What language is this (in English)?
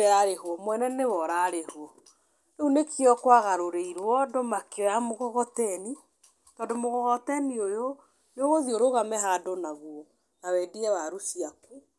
Kikuyu